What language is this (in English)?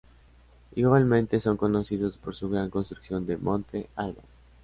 Spanish